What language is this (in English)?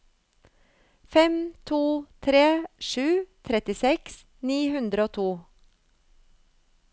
Norwegian